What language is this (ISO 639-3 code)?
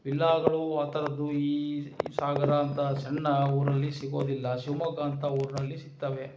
kan